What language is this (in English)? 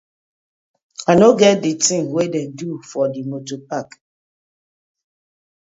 Nigerian Pidgin